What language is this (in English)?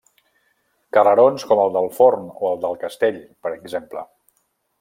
Catalan